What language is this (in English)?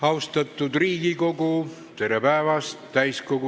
Estonian